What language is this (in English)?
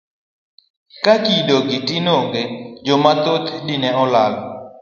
Luo (Kenya and Tanzania)